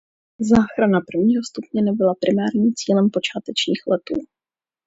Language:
Czech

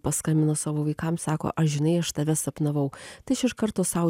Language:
Lithuanian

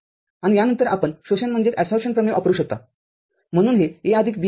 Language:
Marathi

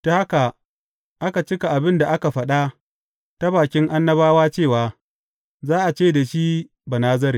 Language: Hausa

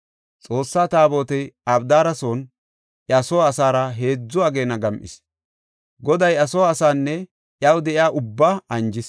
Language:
Gofa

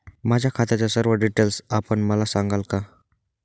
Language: Marathi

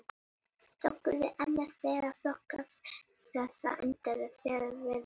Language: Icelandic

